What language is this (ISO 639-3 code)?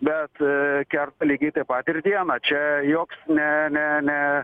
lit